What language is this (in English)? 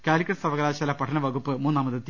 Malayalam